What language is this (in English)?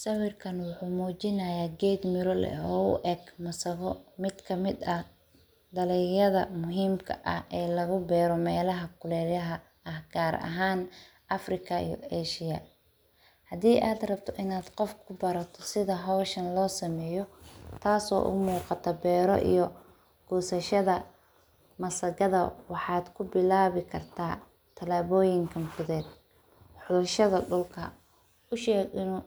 Somali